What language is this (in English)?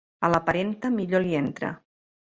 Catalan